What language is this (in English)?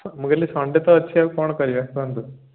Odia